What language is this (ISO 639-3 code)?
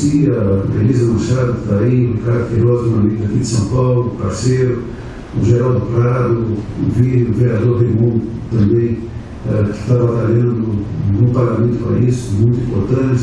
por